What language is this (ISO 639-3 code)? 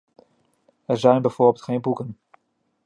nld